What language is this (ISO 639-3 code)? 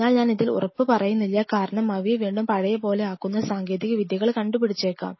mal